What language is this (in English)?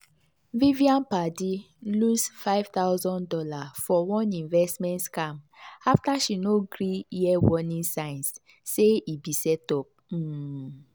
Nigerian Pidgin